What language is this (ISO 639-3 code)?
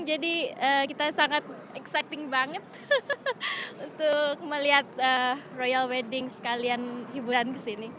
ind